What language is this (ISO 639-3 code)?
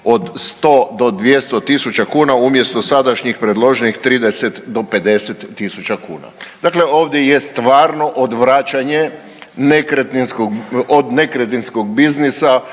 hrv